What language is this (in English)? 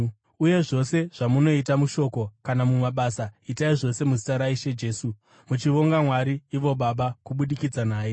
Shona